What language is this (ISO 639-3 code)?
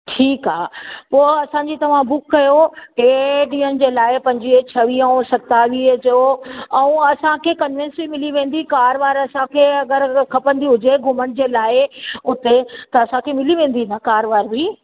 snd